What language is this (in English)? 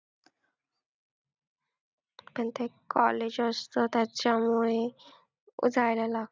Marathi